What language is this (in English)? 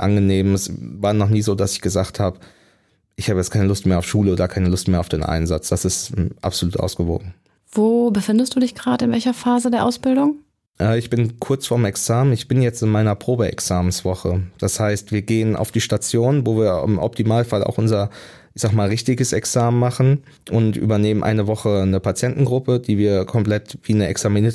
German